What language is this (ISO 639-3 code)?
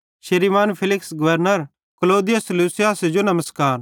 bhd